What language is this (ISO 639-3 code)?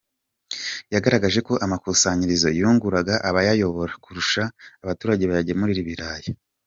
kin